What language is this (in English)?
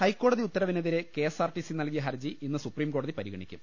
Malayalam